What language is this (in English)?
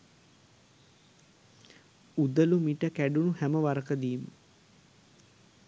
Sinhala